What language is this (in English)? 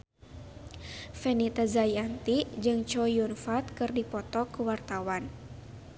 Sundanese